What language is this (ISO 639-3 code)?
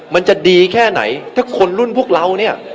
tha